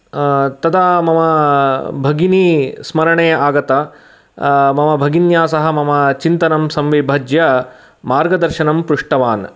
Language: Sanskrit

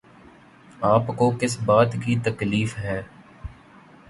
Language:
Urdu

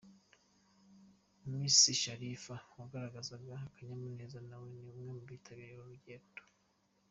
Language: Kinyarwanda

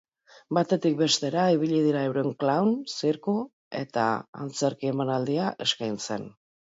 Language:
Basque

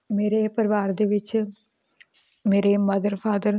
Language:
Punjabi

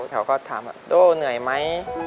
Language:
Thai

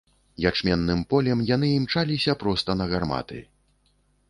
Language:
Belarusian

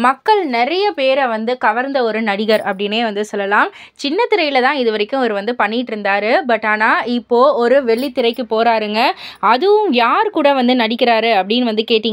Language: Romanian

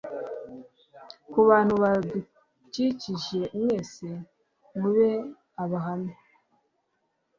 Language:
Kinyarwanda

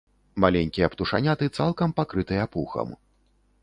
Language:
Belarusian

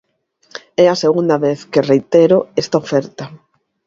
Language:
Galician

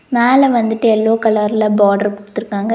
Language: Tamil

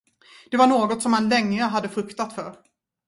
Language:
Swedish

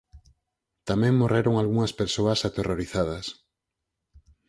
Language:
Galician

